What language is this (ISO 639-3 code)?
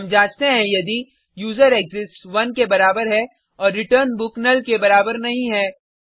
hin